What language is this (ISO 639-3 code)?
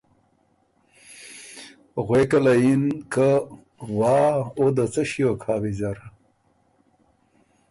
oru